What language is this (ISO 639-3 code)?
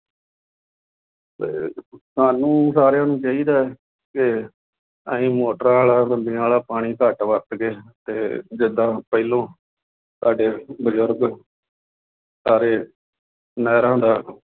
pan